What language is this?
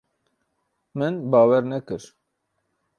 Kurdish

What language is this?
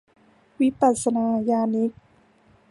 Thai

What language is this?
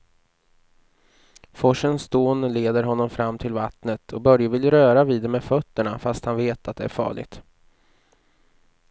Swedish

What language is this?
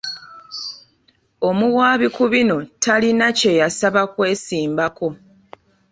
Ganda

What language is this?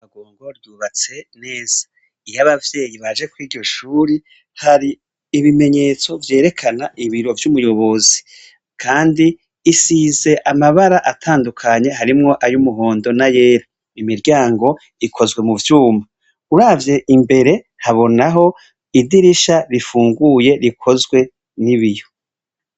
Rundi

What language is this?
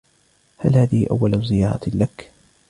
Arabic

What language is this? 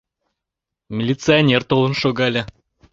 Mari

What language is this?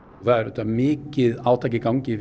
Icelandic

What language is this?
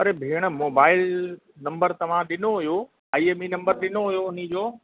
Sindhi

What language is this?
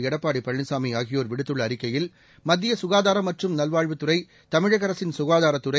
Tamil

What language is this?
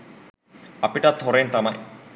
Sinhala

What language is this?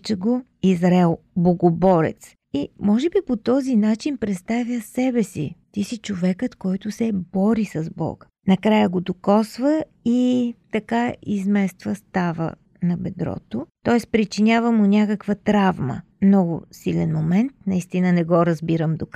Bulgarian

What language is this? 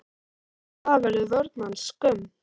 Icelandic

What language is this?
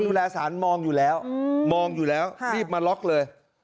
Thai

